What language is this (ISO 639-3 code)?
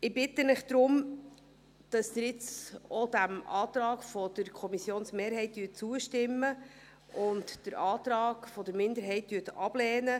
gsw